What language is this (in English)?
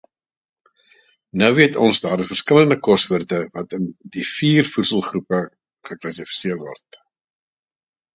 Afrikaans